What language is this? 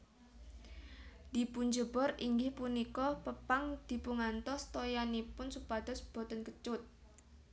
Javanese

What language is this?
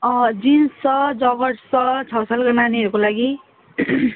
Nepali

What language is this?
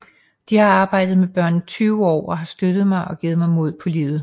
Danish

